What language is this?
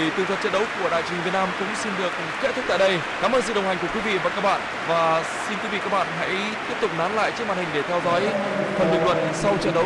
Vietnamese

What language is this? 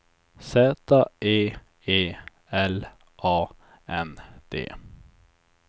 Swedish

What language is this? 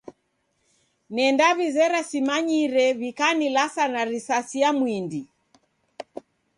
Taita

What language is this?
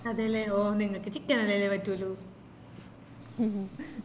Malayalam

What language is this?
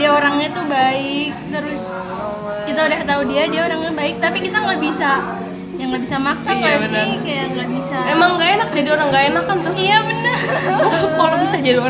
Indonesian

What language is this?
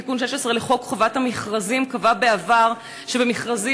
Hebrew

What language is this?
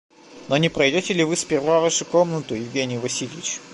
Russian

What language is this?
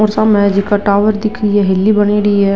Rajasthani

